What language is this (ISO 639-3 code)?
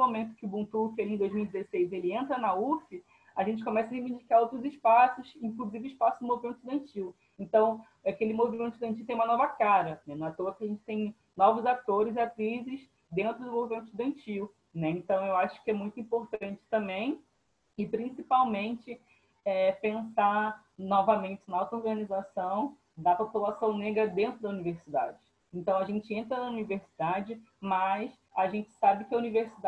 por